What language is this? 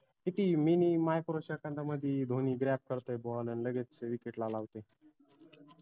Marathi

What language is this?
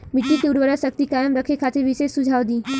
Bhojpuri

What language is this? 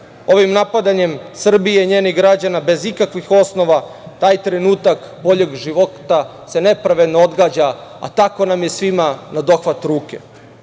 Serbian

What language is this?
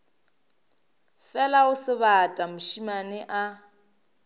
Northern Sotho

